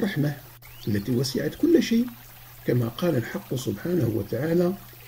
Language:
Arabic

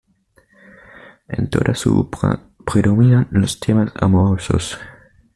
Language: Spanish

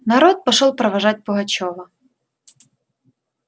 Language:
Russian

